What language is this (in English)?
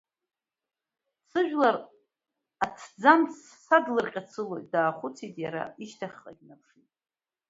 Abkhazian